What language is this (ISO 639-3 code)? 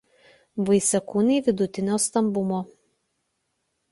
lit